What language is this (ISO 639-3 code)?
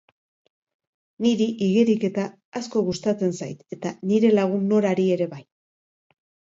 eus